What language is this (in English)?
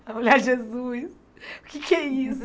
Portuguese